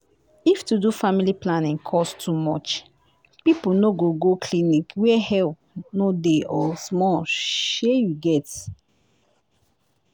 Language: Nigerian Pidgin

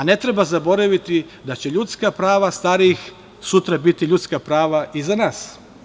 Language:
Serbian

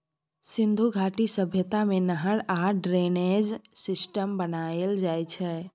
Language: Maithili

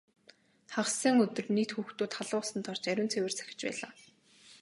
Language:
Mongolian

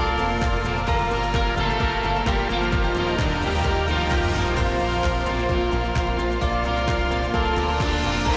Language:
Indonesian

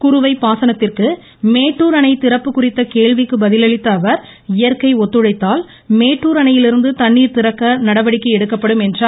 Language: Tamil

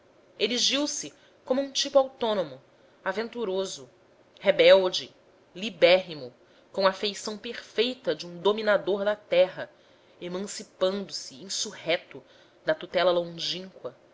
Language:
Portuguese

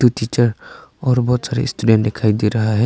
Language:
Hindi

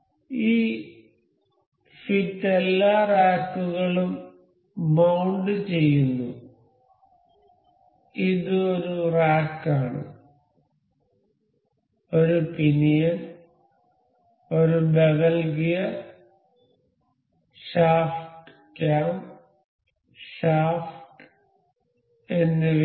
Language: Malayalam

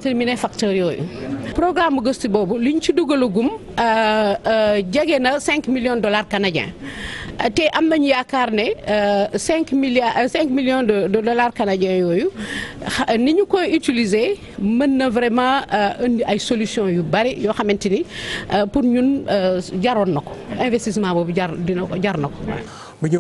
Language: French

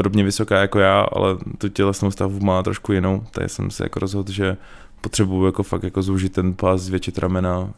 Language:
Czech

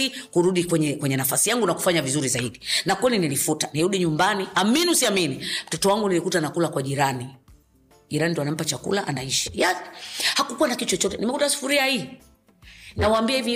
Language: Swahili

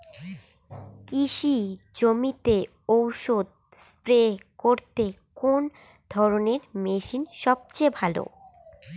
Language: Bangla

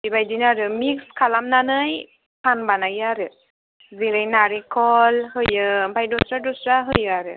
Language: Bodo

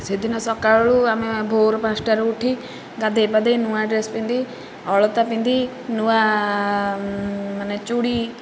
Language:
Odia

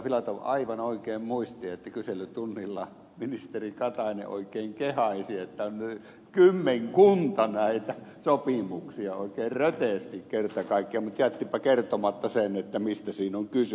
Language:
Finnish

